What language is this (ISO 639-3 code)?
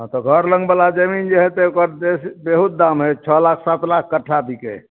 mai